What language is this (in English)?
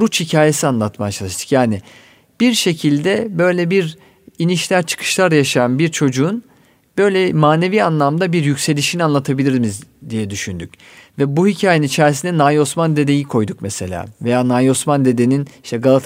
Turkish